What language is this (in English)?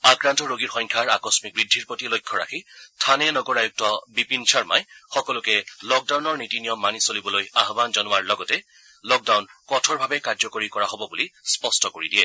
Assamese